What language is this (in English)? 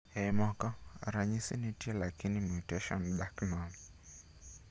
Luo (Kenya and Tanzania)